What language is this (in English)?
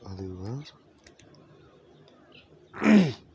Manipuri